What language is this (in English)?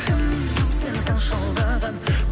Kazakh